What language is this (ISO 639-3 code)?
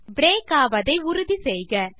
tam